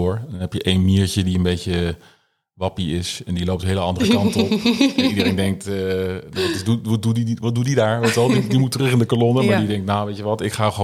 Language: Dutch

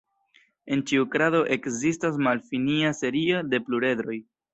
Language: Esperanto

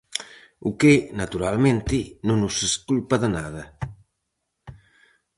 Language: Galician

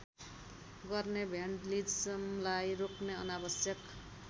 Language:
Nepali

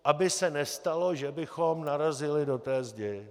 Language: Czech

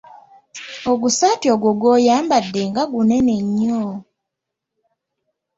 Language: Ganda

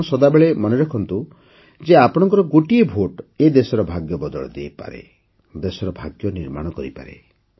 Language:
Odia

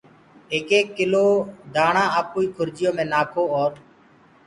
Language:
Gurgula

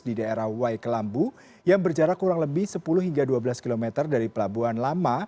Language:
Indonesian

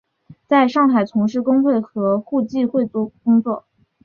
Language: Chinese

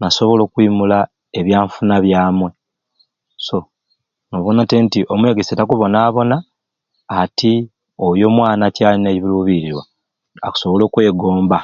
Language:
Ruuli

